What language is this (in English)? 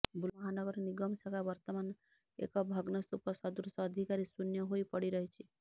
Odia